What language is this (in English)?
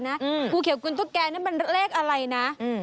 Thai